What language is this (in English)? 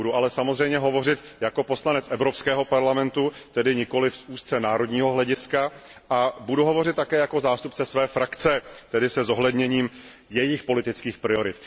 Czech